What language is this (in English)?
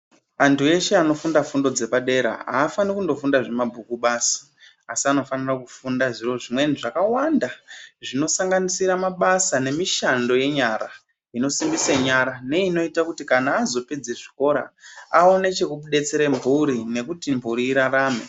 Ndau